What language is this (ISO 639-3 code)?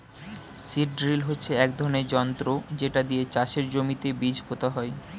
ben